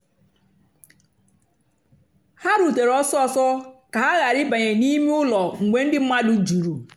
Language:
Igbo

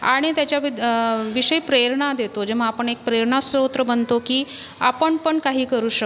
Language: Marathi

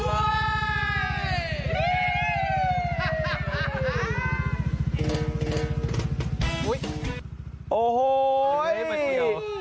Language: Thai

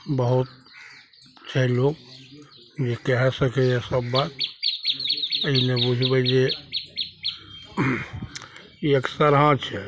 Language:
Maithili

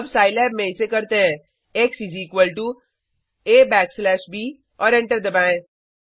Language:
Hindi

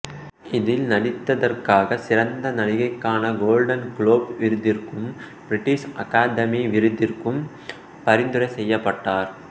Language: Tamil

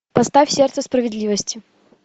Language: Russian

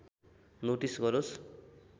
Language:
Nepali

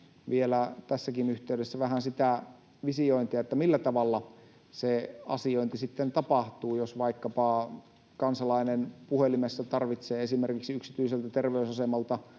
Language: Finnish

